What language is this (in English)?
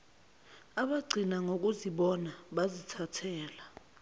Zulu